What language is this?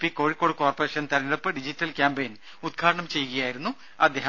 Malayalam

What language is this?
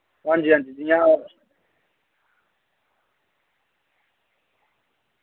Dogri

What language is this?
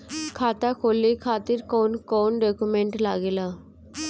Bhojpuri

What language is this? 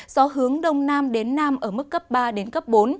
Vietnamese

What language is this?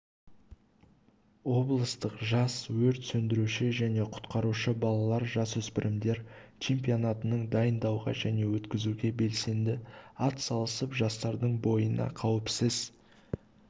Kazakh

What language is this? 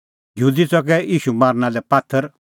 Kullu Pahari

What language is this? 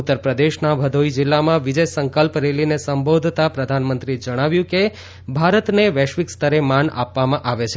Gujarati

